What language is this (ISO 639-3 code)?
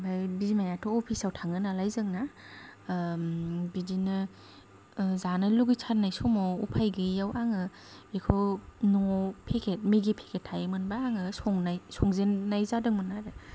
brx